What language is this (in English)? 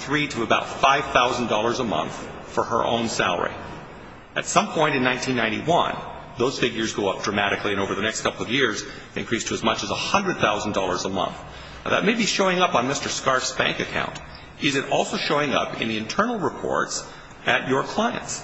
English